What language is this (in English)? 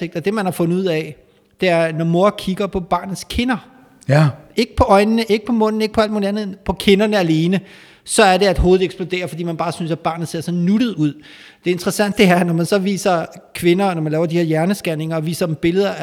Danish